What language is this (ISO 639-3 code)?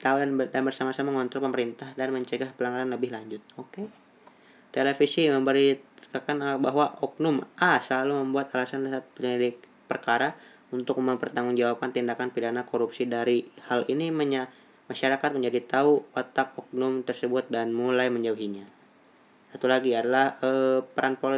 ind